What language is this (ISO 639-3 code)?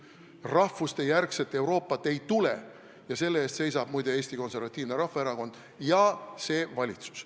est